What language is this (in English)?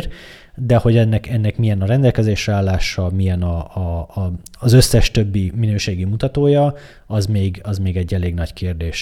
Hungarian